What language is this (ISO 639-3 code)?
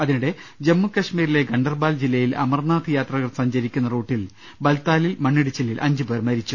mal